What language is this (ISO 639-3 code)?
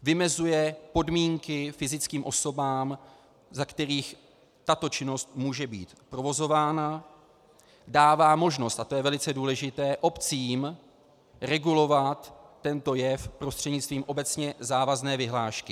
ces